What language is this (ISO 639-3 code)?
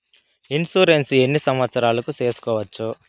tel